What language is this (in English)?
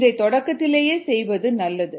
Tamil